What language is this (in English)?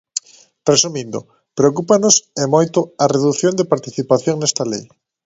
Galician